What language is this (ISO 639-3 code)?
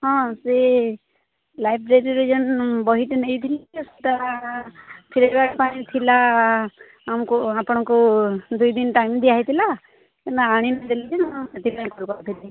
ori